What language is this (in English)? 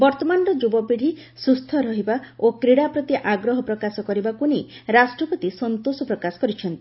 Odia